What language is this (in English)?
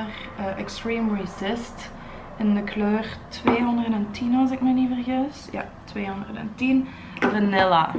Dutch